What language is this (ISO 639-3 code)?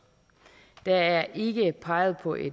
dan